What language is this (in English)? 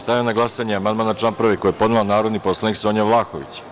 Serbian